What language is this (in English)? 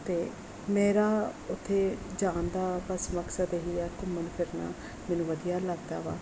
Punjabi